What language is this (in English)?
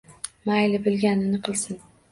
Uzbek